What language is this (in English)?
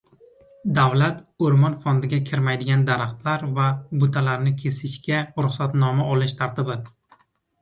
Uzbek